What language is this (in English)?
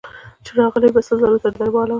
Pashto